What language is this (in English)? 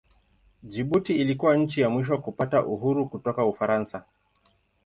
Swahili